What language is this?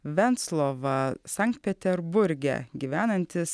Lithuanian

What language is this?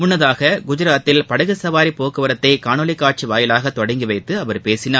Tamil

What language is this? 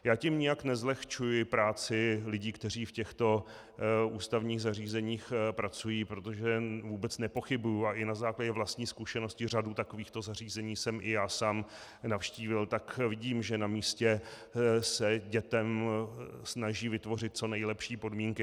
Czech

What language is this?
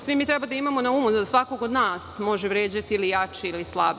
Serbian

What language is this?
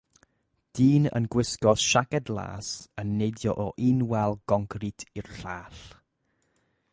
Welsh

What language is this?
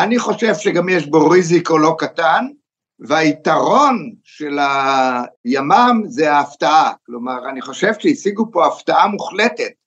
Hebrew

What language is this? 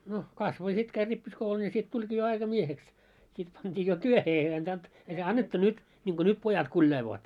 Finnish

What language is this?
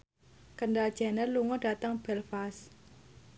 Javanese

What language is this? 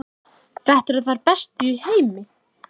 Icelandic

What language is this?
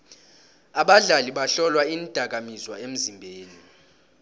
South Ndebele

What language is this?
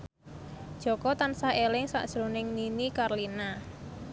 Javanese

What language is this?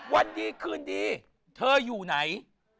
Thai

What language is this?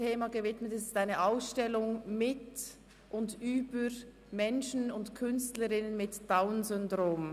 Swiss German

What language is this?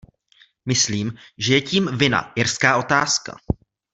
Czech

